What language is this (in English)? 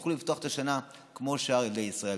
Hebrew